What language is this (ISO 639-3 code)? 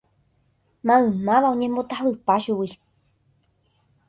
grn